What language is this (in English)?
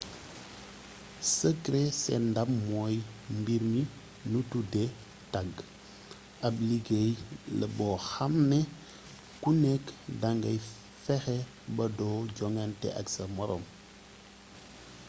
Wolof